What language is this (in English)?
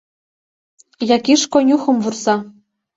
Mari